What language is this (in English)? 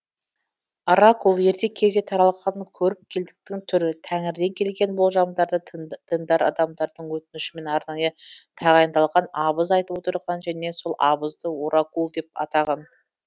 Kazakh